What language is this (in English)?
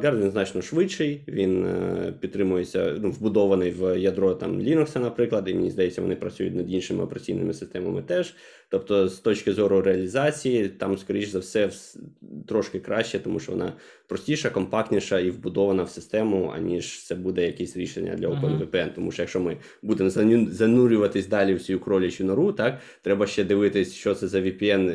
Ukrainian